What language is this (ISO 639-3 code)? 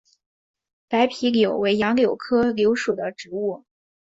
zho